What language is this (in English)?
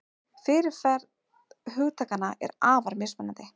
Icelandic